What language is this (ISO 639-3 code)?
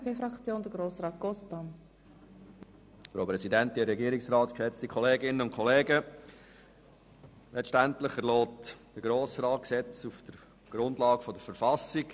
gsw